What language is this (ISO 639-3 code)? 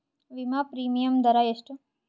kan